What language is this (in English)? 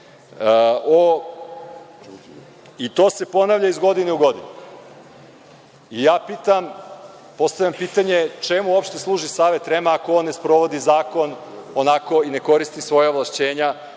Serbian